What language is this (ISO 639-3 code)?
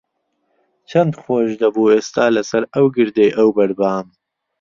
ckb